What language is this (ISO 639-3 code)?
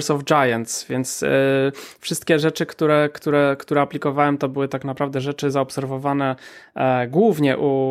pol